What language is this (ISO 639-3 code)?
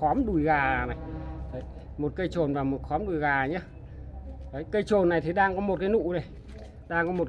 vie